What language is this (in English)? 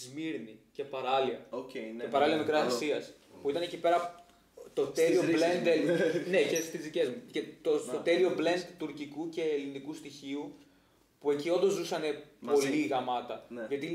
Greek